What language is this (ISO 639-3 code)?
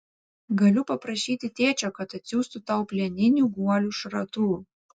lit